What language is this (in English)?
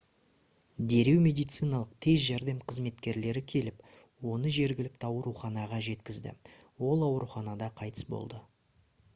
Kazakh